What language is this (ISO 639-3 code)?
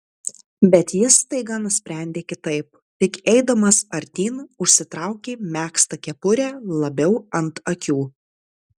lit